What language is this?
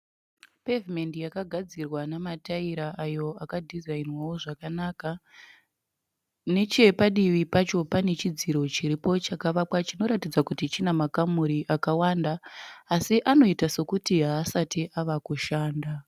Shona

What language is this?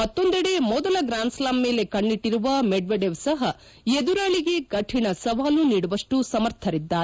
Kannada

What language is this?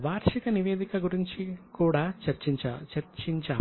Telugu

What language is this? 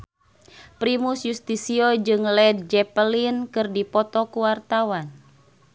Sundanese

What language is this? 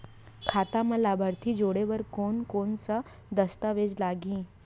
Chhattisgarhi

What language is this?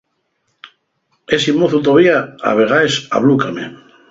Asturian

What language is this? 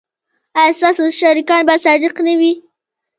Pashto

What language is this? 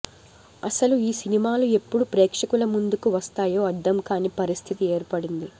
Telugu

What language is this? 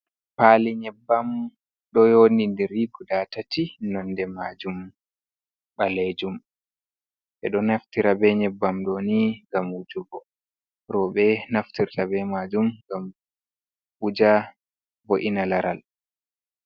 Fula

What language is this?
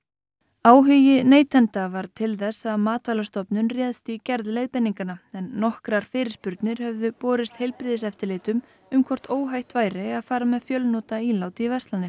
Icelandic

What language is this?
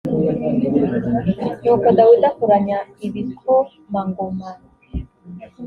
Kinyarwanda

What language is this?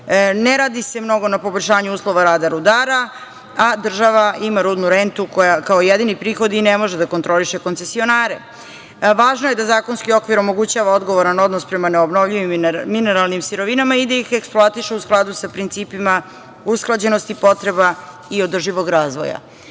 Serbian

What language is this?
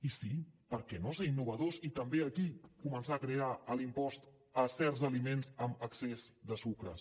Catalan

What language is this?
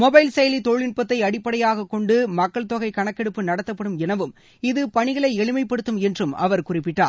Tamil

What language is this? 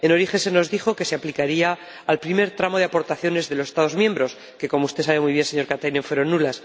Spanish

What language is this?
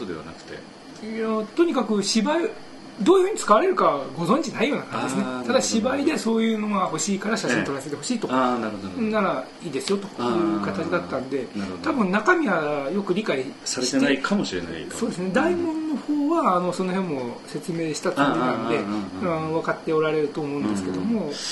Japanese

